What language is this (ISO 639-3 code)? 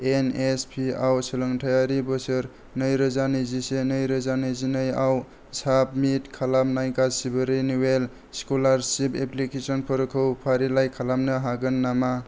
brx